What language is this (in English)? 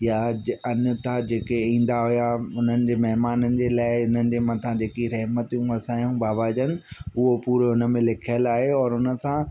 Sindhi